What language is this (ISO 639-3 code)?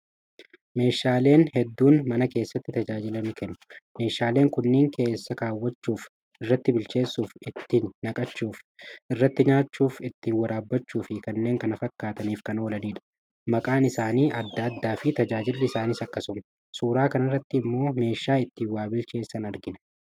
orm